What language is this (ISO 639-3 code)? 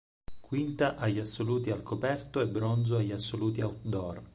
ita